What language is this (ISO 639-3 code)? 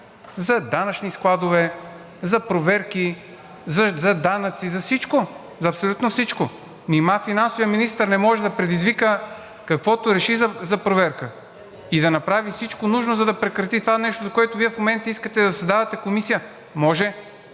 bul